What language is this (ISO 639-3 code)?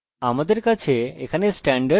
ben